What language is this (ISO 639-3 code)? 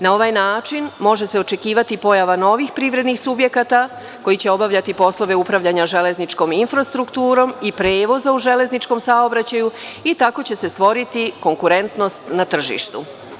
srp